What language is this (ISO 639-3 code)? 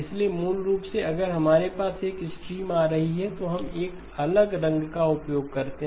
hin